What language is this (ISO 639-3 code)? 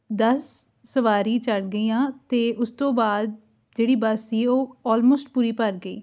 pan